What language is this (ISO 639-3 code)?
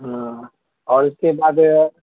urd